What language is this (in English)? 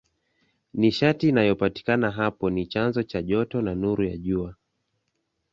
Swahili